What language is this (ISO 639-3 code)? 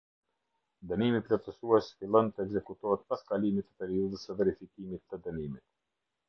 sqi